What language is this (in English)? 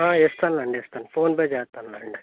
Telugu